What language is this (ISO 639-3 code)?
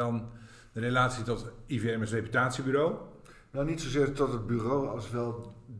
nld